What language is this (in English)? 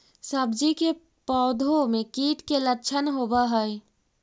Magahi